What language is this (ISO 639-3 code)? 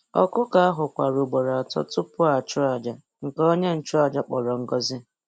ibo